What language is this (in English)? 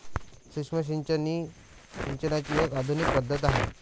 Marathi